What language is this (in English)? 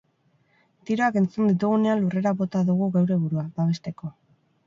Basque